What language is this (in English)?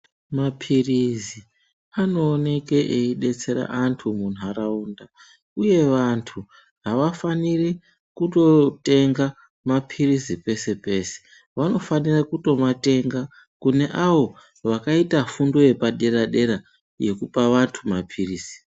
Ndau